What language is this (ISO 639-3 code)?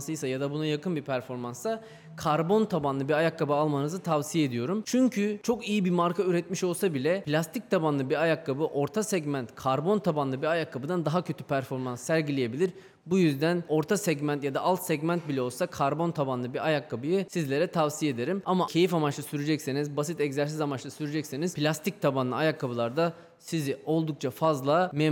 tur